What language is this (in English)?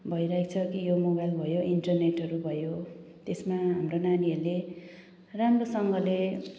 Nepali